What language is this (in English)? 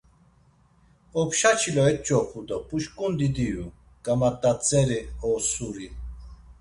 Laz